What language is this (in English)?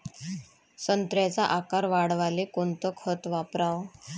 Marathi